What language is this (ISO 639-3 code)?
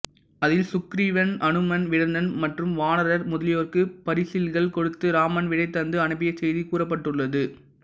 tam